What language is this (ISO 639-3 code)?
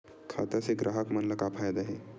hne